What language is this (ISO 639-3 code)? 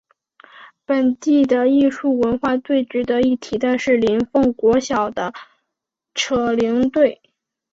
zho